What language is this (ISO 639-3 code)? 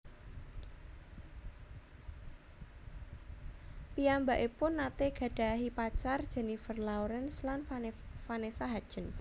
jav